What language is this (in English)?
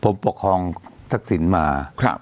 Thai